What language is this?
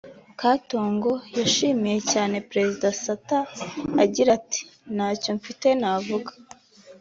Kinyarwanda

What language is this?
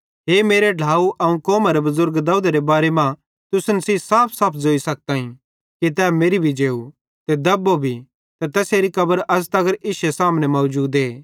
Bhadrawahi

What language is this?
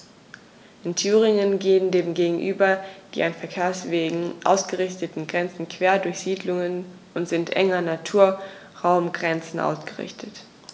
German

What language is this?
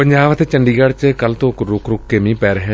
Punjabi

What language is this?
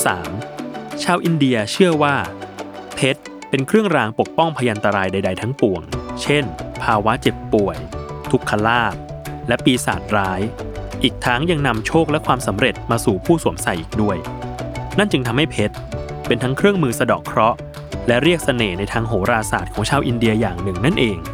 Thai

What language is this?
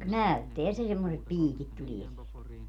Finnish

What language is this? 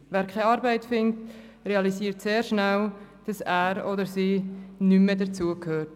Swiss German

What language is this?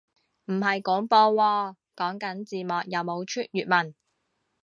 Cantonese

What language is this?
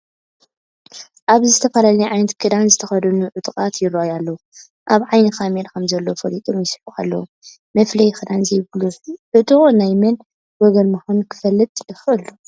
Tigrinya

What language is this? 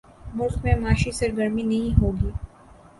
Urdu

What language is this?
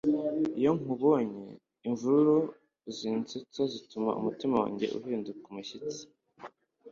Kinyarwanda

